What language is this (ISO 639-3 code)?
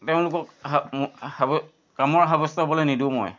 asm